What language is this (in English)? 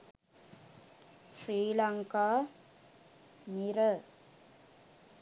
Sinhala